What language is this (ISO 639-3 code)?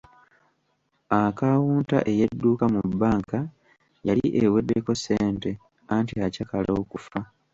lug